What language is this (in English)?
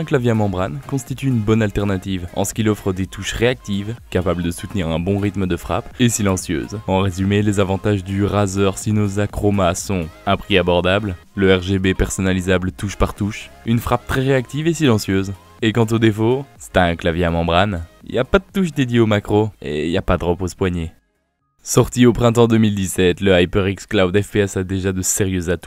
French